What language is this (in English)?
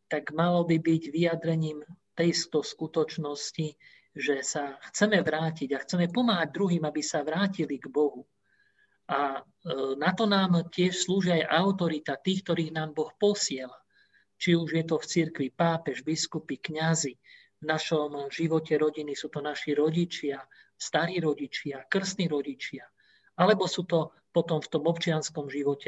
Slovak